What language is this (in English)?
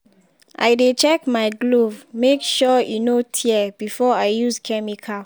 Nigerian Pidgin